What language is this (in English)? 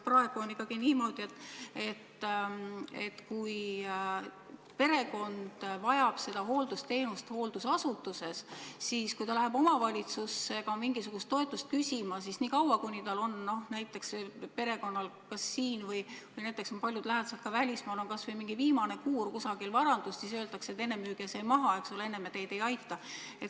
Estonian